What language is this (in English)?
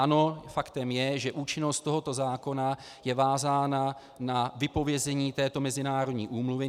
Czech